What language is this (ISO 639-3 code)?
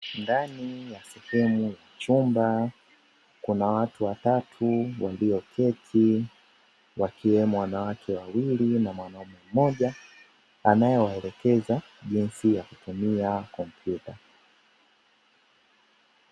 swa